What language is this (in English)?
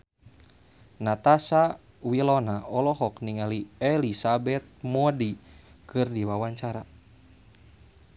Sundanese